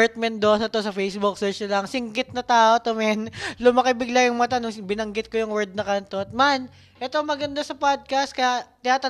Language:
Filipino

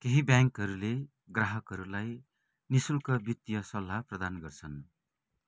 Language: Nepali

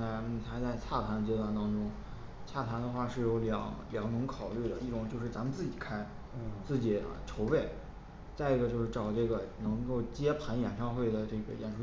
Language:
Chinese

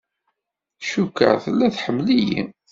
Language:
Kabyle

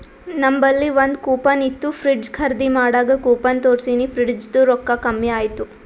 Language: Kannada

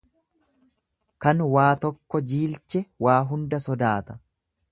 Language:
Oromo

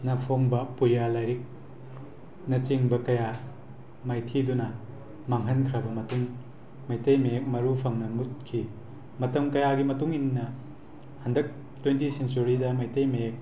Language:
Manipuri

